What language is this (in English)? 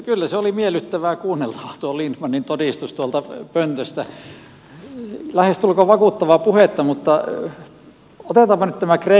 Finnish